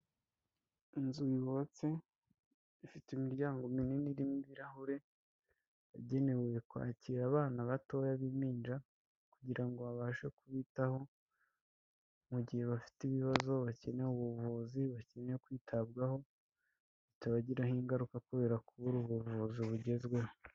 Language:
Kinyarwanda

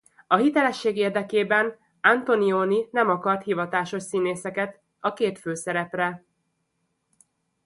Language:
Hungarian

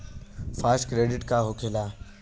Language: Bhojpuri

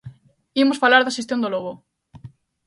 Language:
Galician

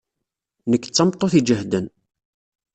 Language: Kabyle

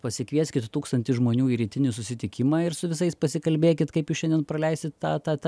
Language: Lithuanian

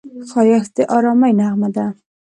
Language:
Pashto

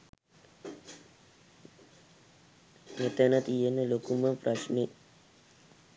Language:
Sinhala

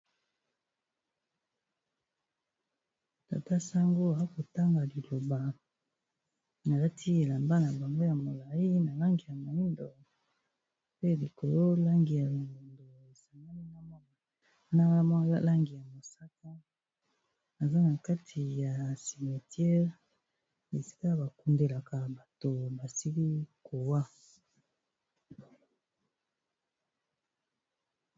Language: Lingala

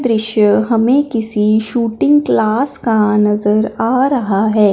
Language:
Hindi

